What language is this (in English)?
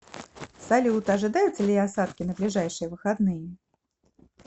Russian